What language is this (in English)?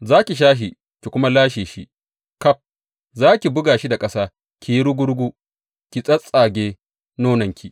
Hausa